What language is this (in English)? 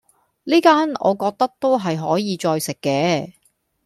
Cantonese